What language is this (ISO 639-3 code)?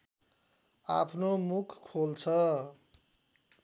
nep